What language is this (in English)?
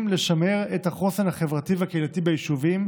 Hebrew